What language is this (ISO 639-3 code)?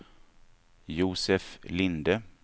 swe